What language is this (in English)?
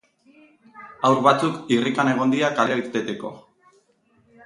Basque